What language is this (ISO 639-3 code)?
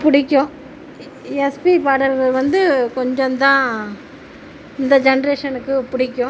tam